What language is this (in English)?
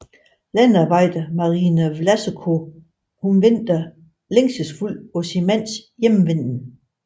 Danish